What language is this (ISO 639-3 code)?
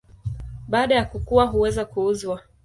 swa